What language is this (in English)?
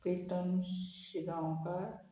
Konkani